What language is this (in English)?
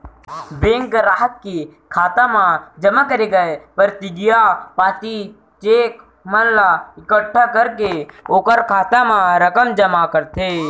Chhattisgarhi